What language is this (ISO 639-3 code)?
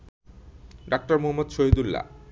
ben